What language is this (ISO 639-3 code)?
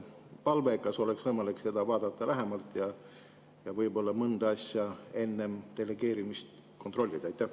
est